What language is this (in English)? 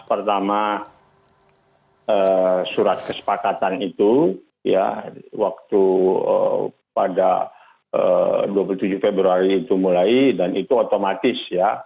Indonesian